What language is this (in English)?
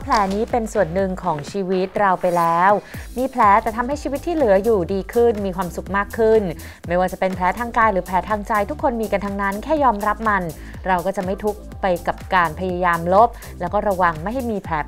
Thai